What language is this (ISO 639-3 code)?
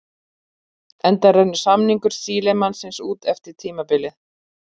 isl